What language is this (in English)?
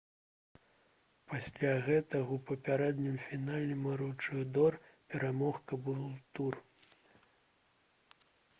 Belarusian